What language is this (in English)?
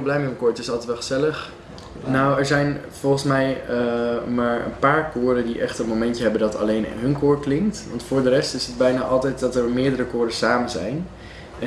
Dutch